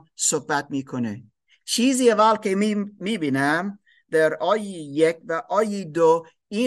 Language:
Persian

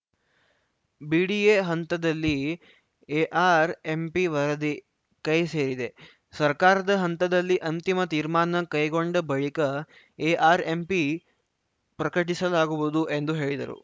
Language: Kannada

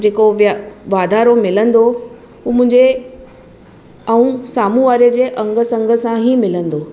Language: Sindhi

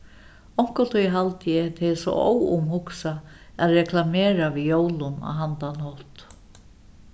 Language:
Faroese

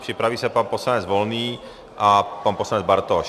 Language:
Czech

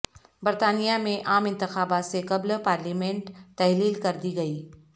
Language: Urdu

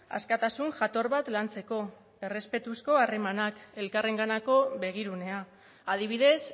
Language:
Basque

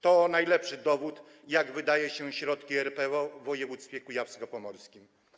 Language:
Polish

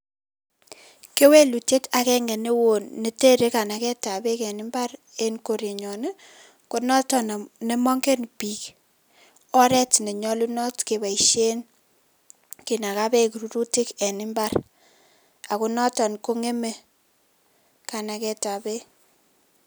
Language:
Kalenjin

